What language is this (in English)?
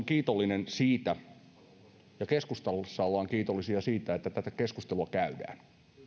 Finnish